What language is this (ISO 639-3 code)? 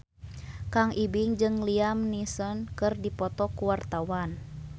sun